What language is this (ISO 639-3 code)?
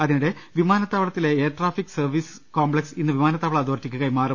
mal